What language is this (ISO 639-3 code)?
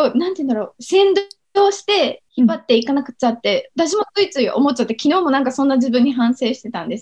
jpn